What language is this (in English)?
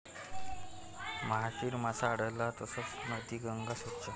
Marathi